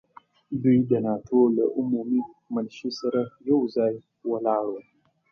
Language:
Pashto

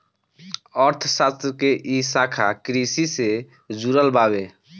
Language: Bhojpuri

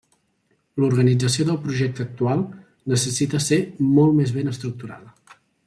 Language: Catalan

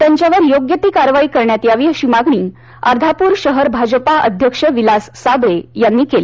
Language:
Marathi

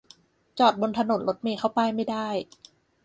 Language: Thai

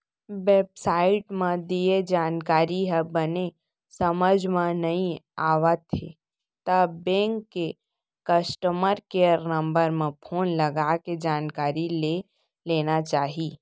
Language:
Chhattisgarhi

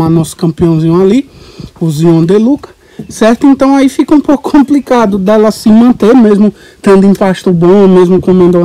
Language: Portuguese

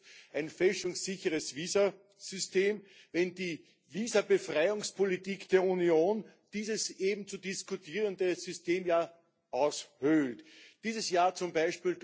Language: German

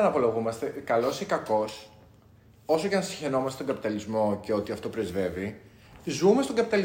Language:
Greek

